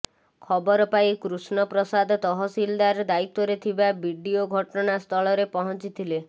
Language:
Odia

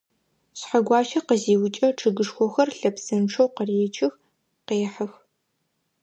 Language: Adyghe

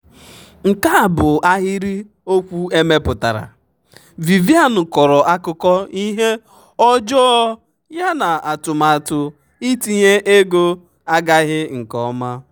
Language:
Igbo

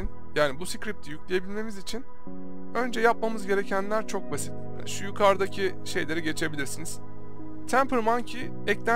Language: Turkish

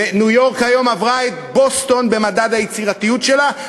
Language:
Hebrew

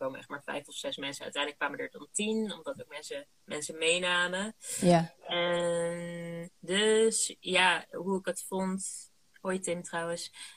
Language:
Dutch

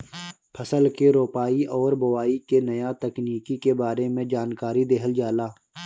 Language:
Bhojpuri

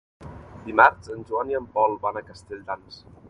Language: Catalan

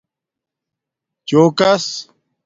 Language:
Domaaki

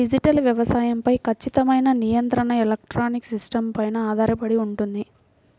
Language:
Telugu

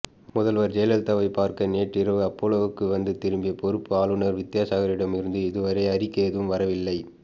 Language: Tamil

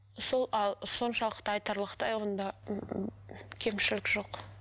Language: Kazakh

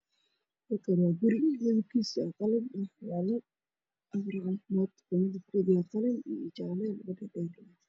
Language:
Somali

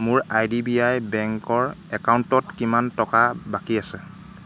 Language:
Assamese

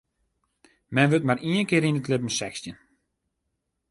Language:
Western Frisian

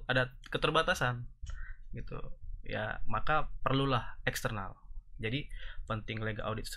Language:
Indonesian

